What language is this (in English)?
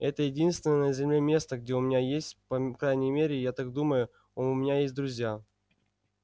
Russian